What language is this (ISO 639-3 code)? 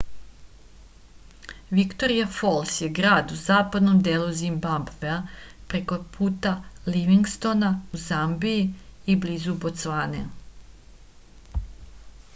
srp